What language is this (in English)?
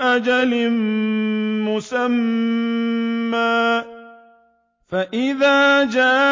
Arabic